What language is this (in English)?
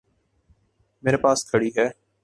Urdu